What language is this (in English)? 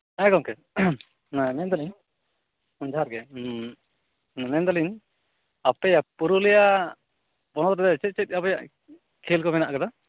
Santali